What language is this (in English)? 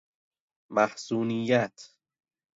Persian